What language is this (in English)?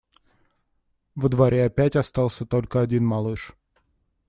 Russian